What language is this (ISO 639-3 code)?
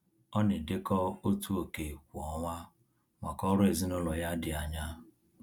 ibo